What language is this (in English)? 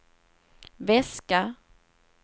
Swedish